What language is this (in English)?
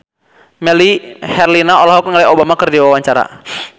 Sundanese